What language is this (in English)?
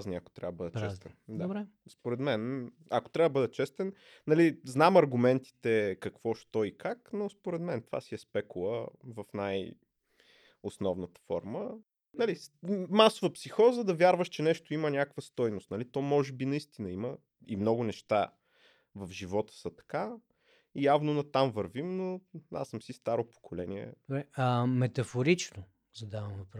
Bulgarian